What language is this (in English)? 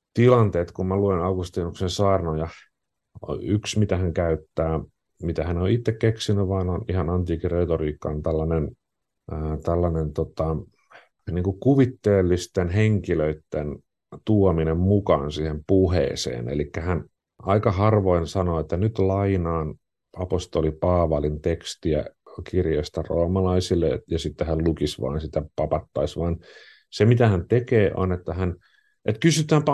Finnish